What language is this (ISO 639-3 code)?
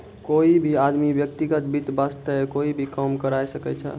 mai